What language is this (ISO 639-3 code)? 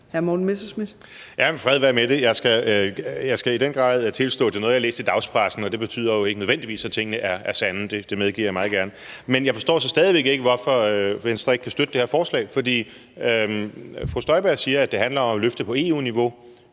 dan